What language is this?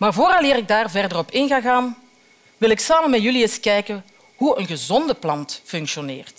Dutch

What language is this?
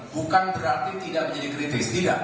Indonesian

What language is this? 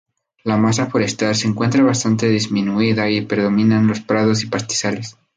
Spanish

